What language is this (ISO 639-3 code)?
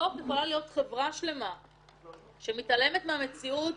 heb